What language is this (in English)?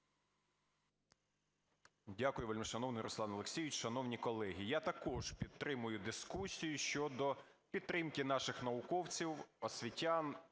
Ukrainian